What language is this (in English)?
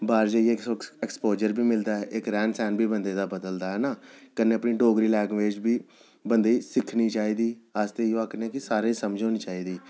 Dogri